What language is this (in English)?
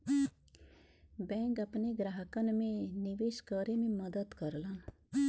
Bhojpuri